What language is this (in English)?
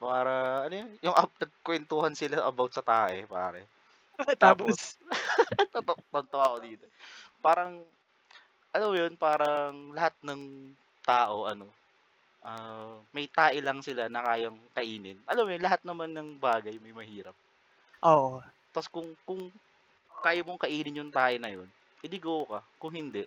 Filipino